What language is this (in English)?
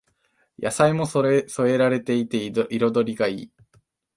Japanese